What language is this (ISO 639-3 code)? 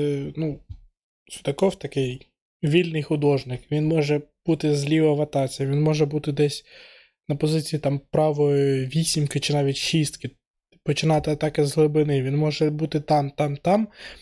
ukr